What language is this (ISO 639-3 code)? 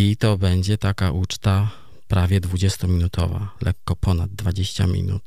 pol